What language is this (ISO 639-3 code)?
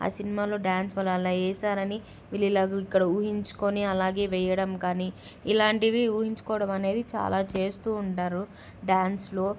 tel